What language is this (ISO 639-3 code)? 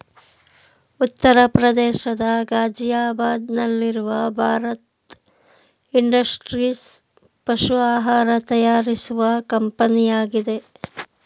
kan